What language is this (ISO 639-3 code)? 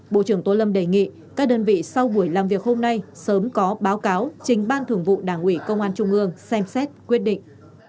vie